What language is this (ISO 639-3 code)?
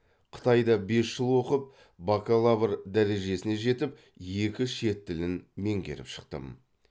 kaz